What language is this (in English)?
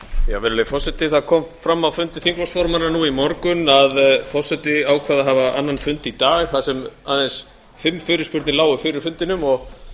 Icelandic